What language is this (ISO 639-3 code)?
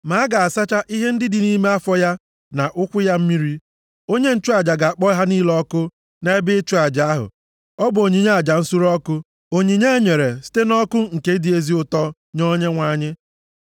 ibo